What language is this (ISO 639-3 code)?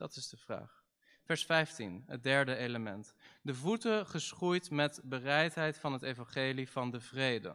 nld